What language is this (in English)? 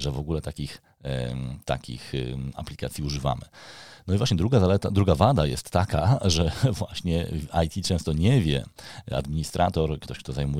Polish